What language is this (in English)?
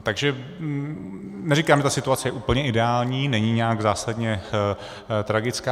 Czech